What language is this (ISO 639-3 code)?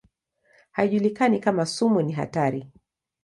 swa